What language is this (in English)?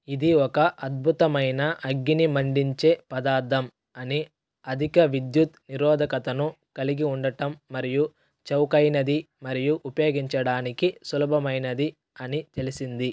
Telugu